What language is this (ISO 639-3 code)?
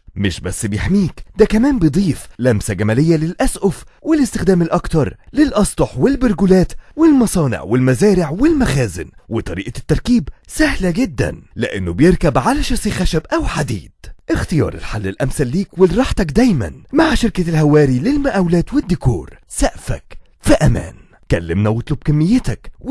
ara